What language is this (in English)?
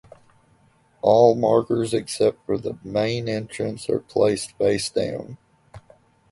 English